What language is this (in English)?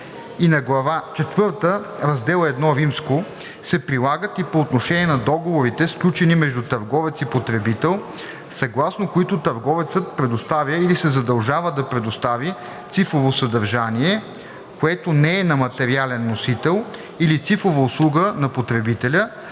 Bulgarian